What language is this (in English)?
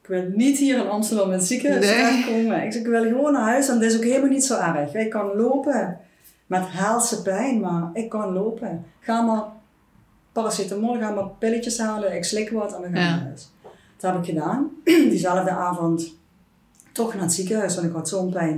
Dutch